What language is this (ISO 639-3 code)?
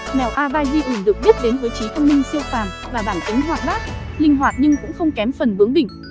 vie